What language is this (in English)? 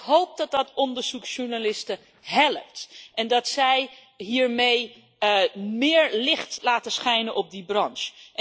Dutch